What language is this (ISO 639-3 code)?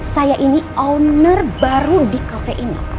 ind